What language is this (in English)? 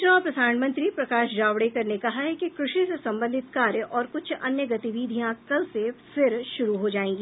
Hindi